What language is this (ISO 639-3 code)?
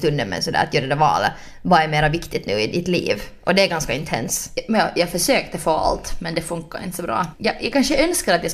swe